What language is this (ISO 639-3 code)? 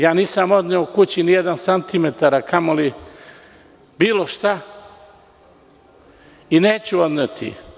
srp